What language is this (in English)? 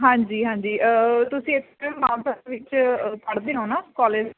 Punjabi